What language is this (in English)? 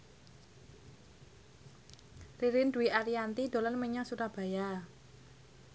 Javanese